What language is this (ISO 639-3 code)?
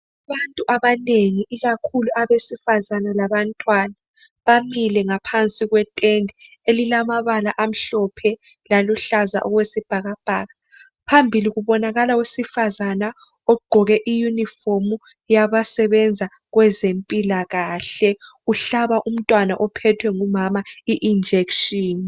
nde